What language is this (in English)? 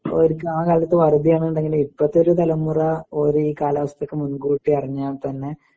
Malayalam